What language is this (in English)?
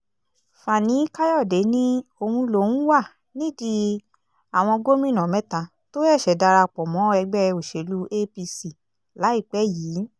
Yoruba